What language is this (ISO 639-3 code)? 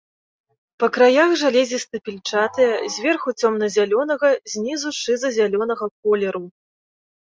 bel